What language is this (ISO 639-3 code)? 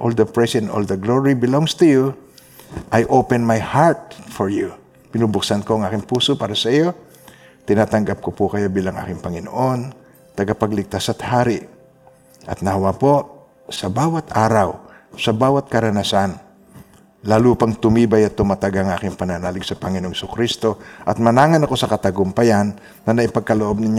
fil